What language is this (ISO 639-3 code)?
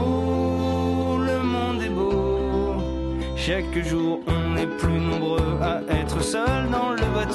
fra